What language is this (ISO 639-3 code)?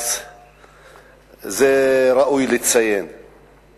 heb